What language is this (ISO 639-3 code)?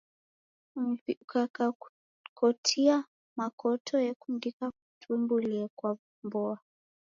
dav